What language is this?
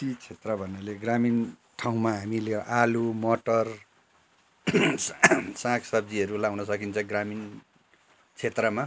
Nepali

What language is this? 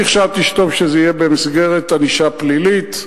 Hebrew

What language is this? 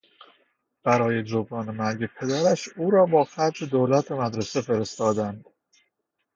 Persian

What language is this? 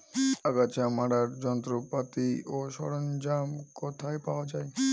Bangla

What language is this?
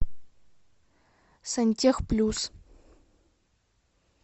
Russian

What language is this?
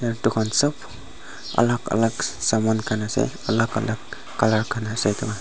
Naga Pidgin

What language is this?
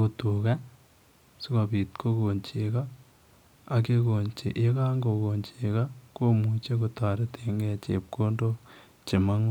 Kalenjin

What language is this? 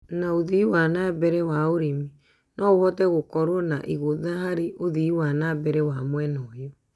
Kikuyu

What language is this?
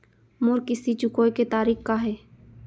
Chhattisgarhi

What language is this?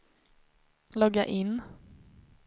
Swedish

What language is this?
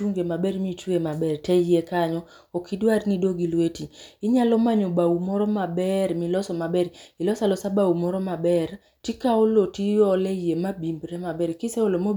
Luo (Kenya and Tanzania)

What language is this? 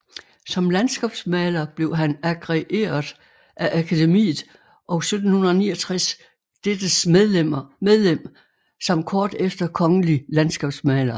Danish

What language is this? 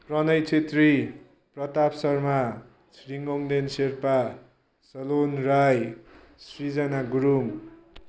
Nepali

